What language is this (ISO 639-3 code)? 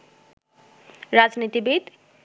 ben